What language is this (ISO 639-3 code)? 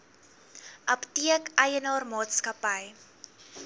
afr